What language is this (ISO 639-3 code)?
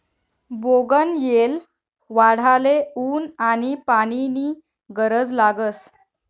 mar